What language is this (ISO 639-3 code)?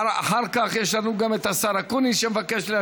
heb